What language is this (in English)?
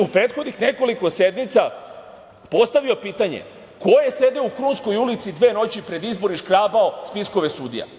Serbian